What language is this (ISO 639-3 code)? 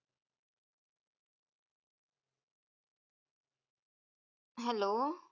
mar